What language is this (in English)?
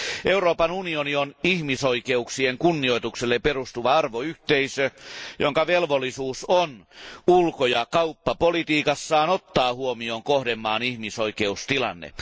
Finnish